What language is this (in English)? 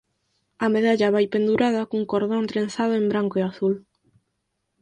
Galician